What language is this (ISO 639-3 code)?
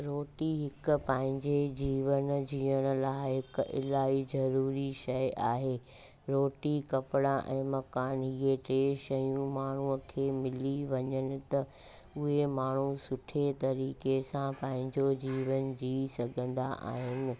snd